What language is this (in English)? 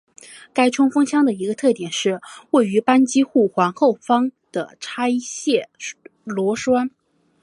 Chinese